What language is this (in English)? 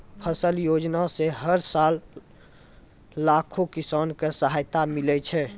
Maithili